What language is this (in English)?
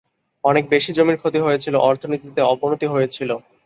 Bangla